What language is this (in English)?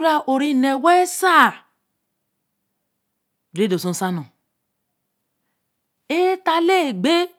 Eleme